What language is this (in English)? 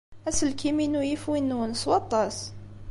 Kabyle